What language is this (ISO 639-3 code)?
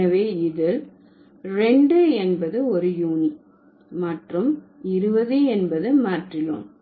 tam